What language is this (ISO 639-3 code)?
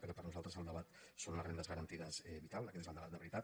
cat